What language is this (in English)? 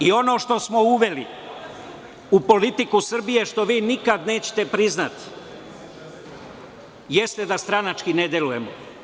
Serbian